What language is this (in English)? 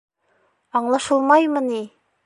Bashkir